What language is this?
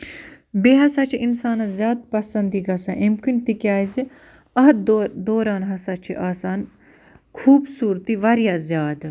Kashmiri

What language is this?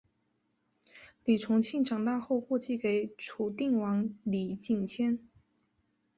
Chinese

